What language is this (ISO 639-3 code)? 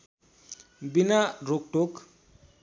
nep